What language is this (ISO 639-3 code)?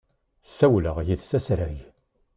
kab